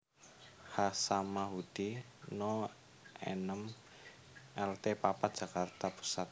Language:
Javanese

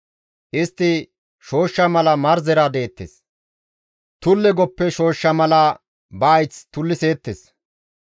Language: Gamo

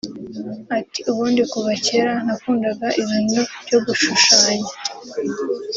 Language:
Kinyarwanda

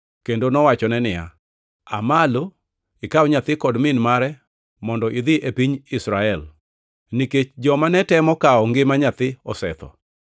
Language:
Luo (Kenya and Tanzania)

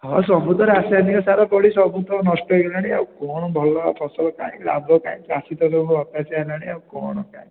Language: Odia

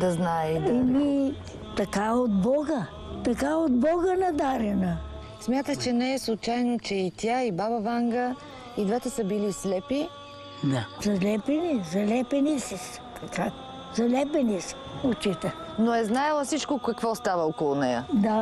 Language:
Bulgarian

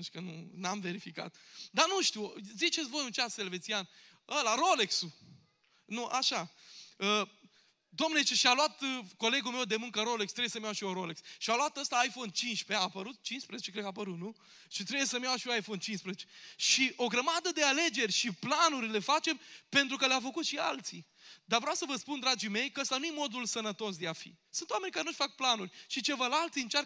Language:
Romanian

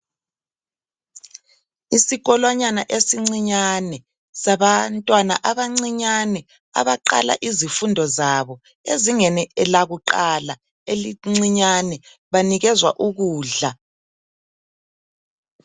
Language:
North Ndebele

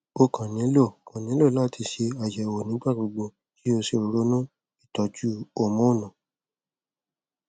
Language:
Yoruba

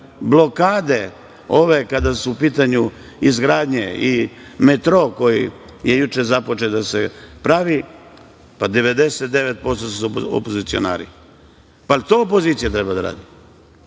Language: Serbian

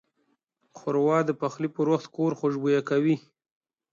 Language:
Pashto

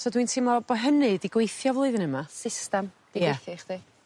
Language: Welsh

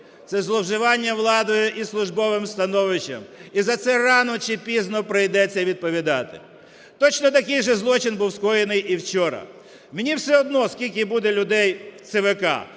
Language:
Ukrainian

